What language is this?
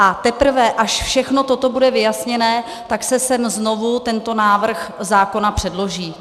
Czech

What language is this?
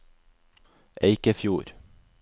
Norwegian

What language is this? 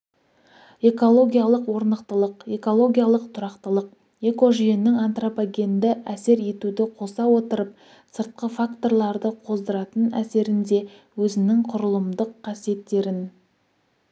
Kazakh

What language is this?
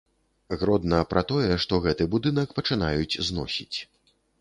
Belarusian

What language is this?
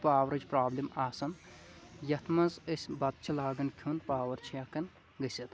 Kashmiri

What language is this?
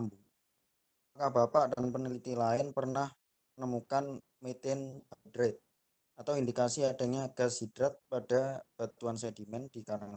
Indonesian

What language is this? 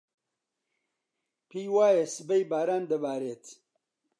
Central Kurdish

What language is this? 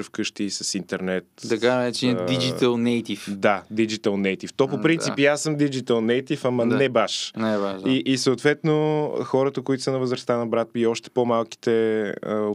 Bulgarian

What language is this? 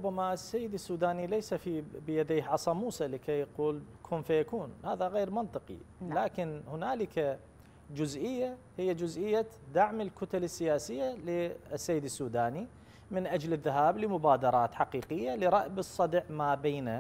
Arabic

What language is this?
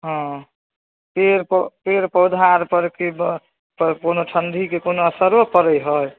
Maithili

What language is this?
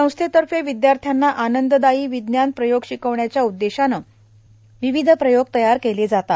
Marathi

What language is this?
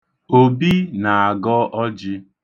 Igbo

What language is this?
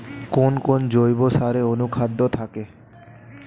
Bangla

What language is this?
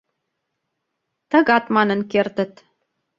Mari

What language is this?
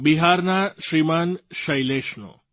Gujarati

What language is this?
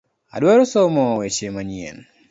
Luo (Kenya and Tanzania)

